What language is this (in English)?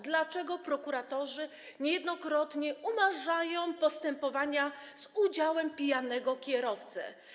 Polish